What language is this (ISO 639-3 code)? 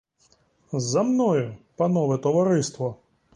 ukr